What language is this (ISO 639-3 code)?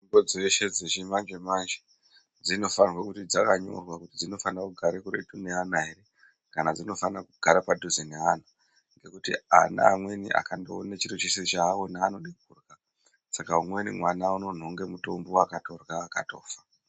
ndc